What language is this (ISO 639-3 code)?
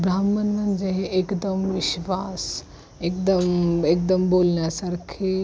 mar